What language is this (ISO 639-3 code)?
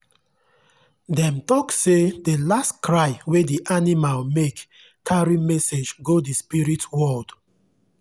pcm